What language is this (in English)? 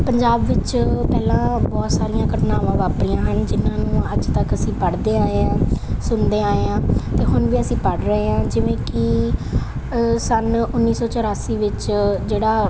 Punjabi